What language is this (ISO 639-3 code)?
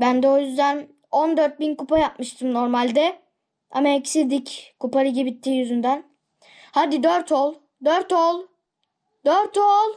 tur